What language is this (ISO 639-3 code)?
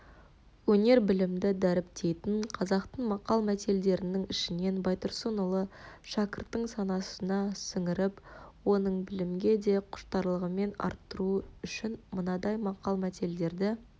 kaz